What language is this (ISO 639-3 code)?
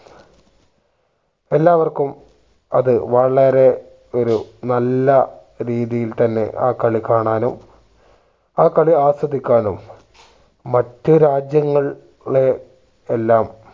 mal